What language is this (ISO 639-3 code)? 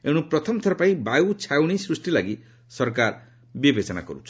ori